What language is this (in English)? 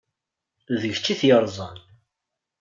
Kabyle